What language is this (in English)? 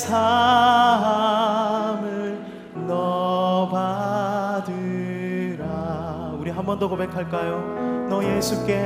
Korean